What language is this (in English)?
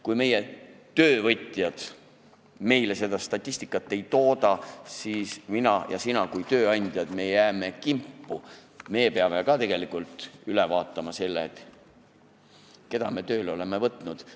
Estonian